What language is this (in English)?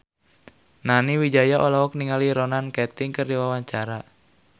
Sundanese